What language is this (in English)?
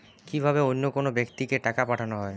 Bangla